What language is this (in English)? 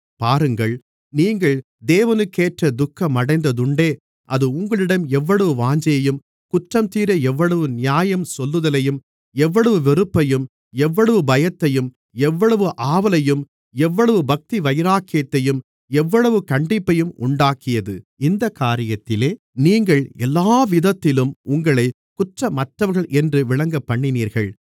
Tamil